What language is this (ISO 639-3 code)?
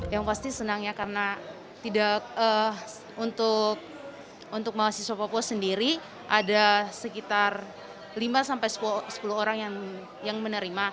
ind